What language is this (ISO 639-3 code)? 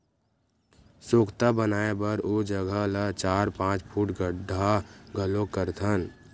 hne